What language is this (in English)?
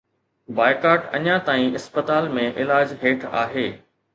Sindhi